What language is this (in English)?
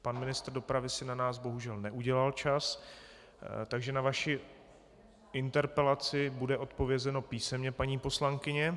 Czech